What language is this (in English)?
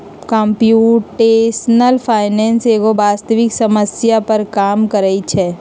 Magahi